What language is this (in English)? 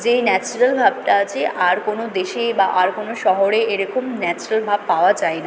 Bangla